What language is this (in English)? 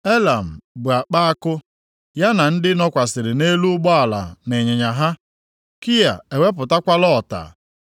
Igbo